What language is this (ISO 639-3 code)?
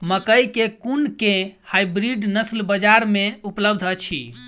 mai